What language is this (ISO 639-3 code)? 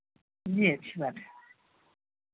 urd